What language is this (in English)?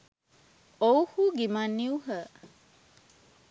Sinhala